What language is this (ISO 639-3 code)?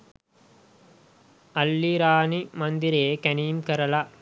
sin